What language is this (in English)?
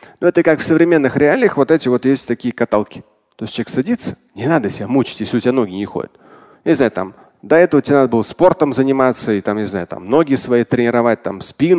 Russian